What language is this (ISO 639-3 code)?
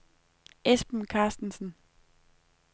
dan